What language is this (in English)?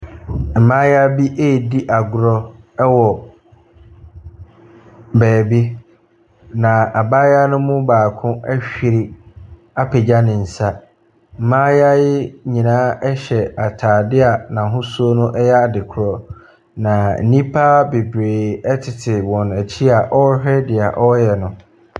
Akan